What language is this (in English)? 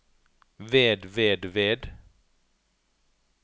Norwegian